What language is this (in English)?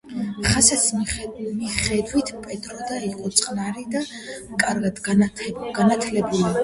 Georgian